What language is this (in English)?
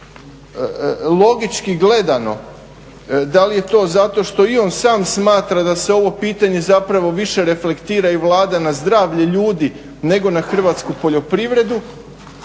Croatian